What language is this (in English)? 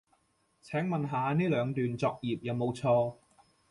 Cantonese